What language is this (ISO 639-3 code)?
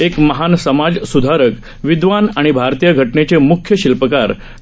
mar